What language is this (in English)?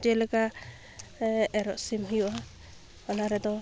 Santali